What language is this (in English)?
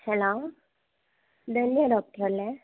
Malayalam